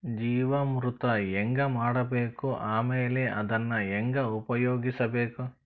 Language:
Kannada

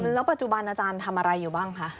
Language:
Thai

